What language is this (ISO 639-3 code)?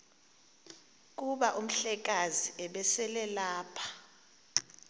xho